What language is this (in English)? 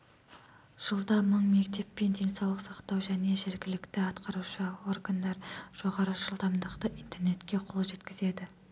Kazakh